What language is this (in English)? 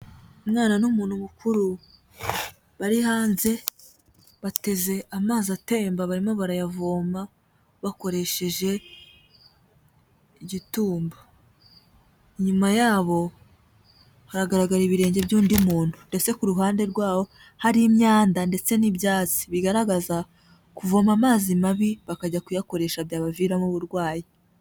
Kinyarwanda